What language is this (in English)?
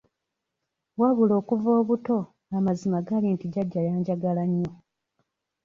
Ganda